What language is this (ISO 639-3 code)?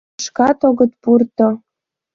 chm